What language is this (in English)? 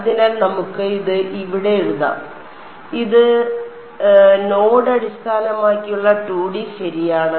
Malayalam